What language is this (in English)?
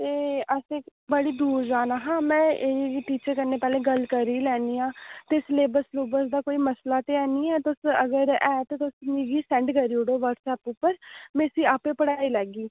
Dogri